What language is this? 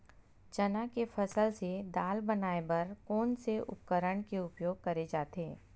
Chhattisgarhi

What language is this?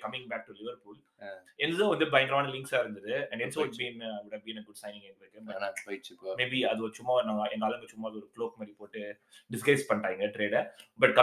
Tamil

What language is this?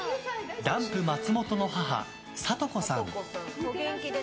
Japanese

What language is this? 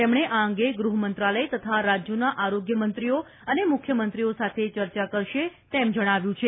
Gujarati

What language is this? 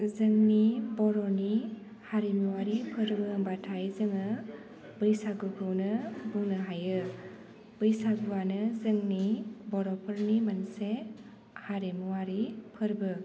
Bodo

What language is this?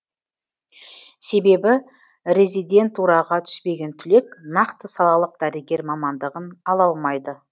Kazakh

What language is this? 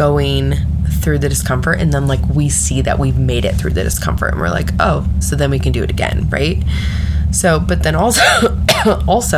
English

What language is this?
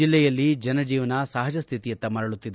Kannada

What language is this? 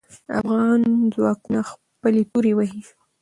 Pashto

